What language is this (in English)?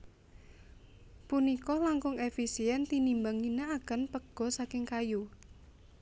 Javanese